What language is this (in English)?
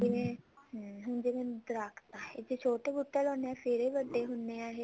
Punjabi